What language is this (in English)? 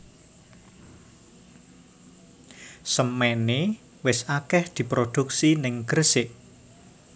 Javanese